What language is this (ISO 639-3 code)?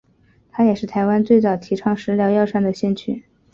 zho